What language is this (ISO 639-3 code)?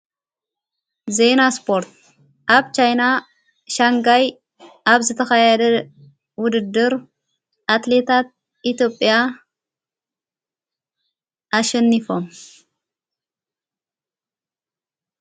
tir